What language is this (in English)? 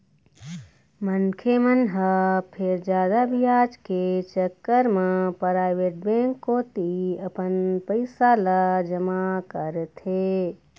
Chhattisgarhi